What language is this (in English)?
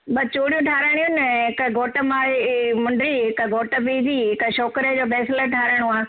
Sindhi